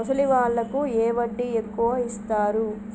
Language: Telugu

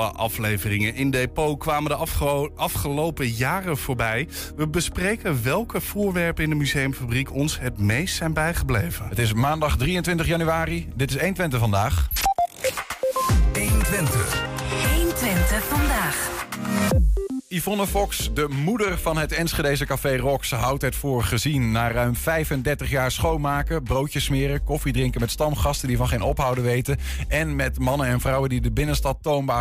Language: Dutch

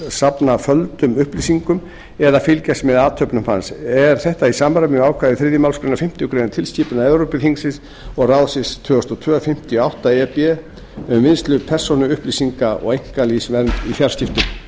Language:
Icelandic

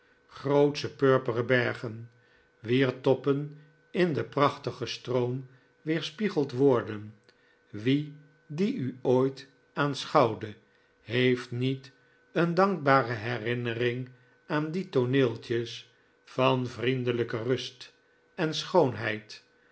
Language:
Dutch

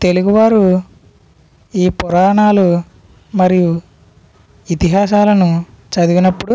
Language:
Telugu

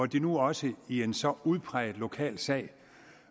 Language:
Danish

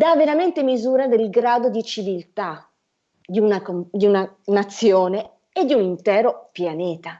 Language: Italian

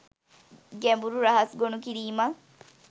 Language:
Sinhala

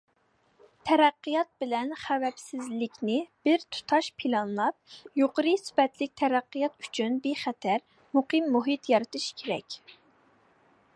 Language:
Uyghur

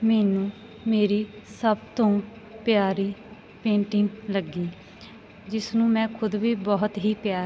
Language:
Punjabi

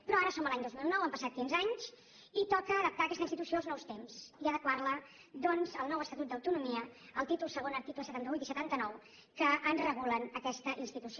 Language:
Catalan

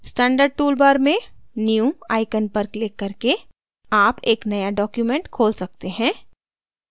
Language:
Hindi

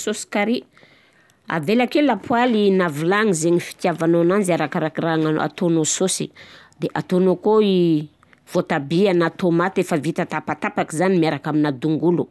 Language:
Southern Betsimisaraka Malagasy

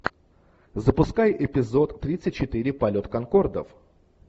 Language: Russian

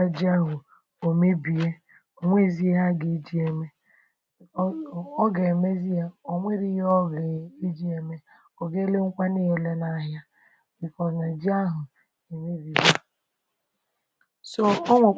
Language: Igbo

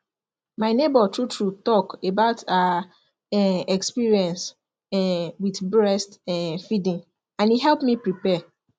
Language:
Nigerian Pidgin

